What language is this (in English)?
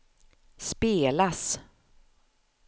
Swedish